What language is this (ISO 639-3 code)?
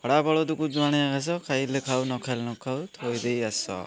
ori